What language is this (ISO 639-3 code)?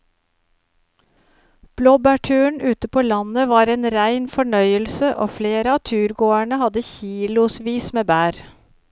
nor